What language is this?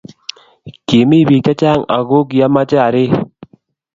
Kalenjin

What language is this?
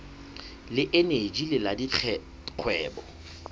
Southern Sotho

